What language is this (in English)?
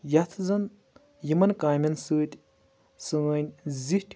Kashmiri